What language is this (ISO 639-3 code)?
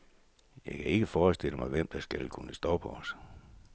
dan